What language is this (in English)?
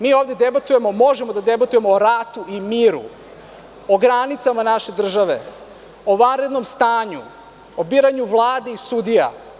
Serbian